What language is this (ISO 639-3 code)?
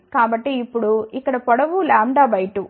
tel